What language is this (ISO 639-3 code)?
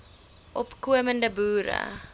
afr